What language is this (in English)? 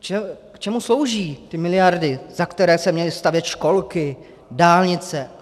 Czech